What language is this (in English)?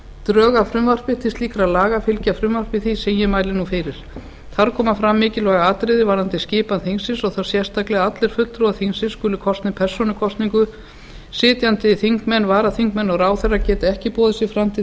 Icelandic